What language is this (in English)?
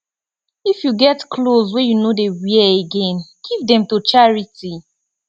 Nigerian Pidgin